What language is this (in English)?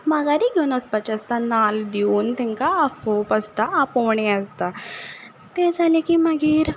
Konkani